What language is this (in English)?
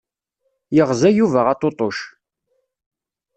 Kabyle